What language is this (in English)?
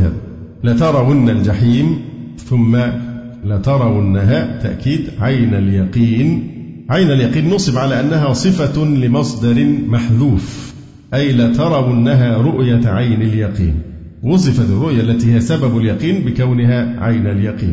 Arabic